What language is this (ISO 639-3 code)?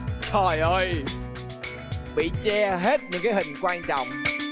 vie